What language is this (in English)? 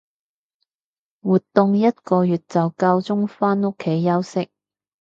Cantonese